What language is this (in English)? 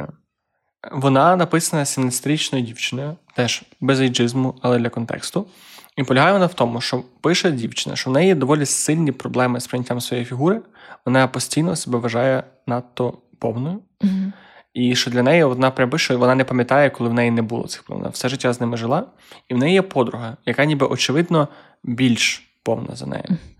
Ukrainian